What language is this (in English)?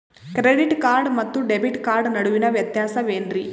Kannada